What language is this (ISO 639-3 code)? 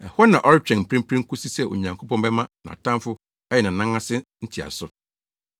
aka